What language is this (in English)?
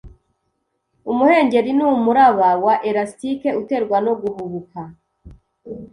Kinyarwanda